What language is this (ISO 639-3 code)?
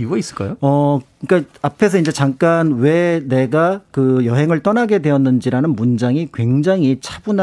kor